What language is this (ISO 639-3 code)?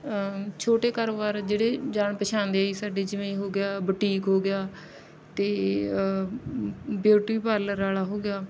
pan